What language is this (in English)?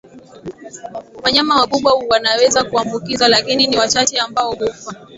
Swahili